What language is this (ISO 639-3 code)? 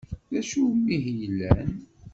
kab